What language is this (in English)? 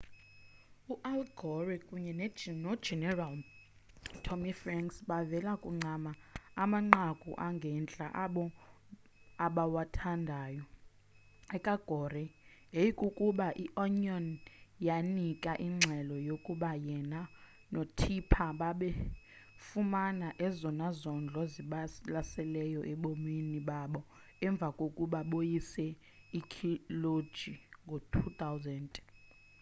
Xhosa